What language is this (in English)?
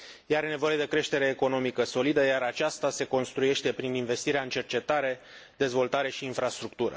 Romanian